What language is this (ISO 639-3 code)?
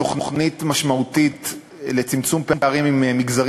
heb